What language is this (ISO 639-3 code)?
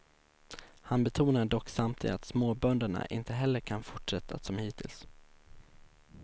swe